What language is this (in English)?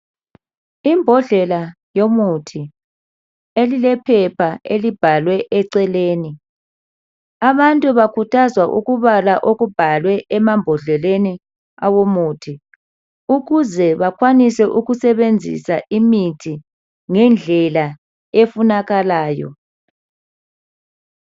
North Ndebele